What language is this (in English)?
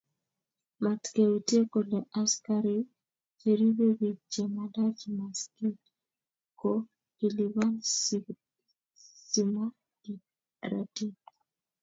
Kalenjin